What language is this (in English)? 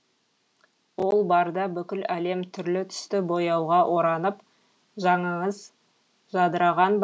Kazakh